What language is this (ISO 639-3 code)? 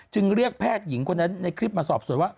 tha